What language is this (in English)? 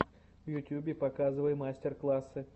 Russian